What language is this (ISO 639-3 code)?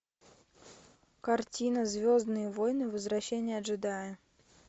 rus